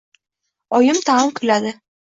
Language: Uzbek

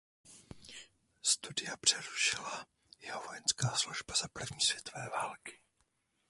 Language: Czech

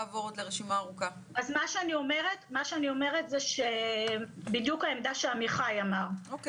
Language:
Hebrew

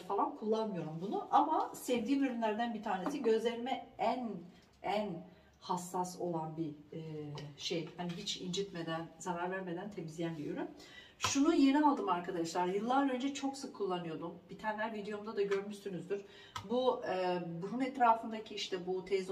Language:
Turkish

